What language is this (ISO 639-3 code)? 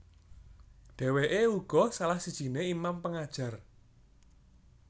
jav